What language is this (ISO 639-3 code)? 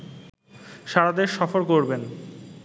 ben